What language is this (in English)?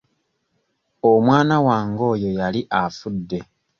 Ganda